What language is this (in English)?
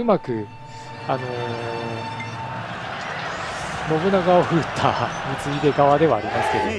Japanese